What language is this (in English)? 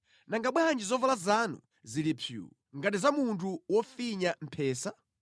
Nyanja